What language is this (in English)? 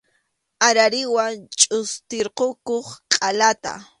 Arequipa-La Unión Quechua